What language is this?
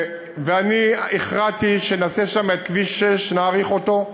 Hebrew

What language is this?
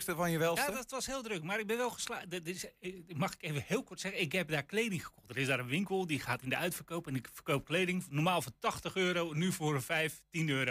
Dutch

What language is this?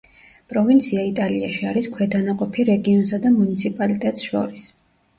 Georgian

